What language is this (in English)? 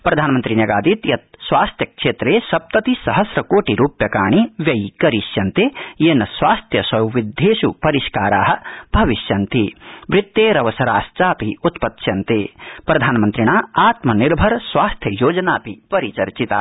Sanskrit